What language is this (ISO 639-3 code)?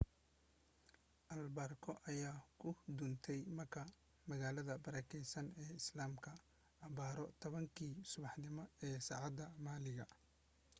som